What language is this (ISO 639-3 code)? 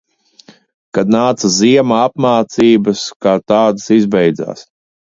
lav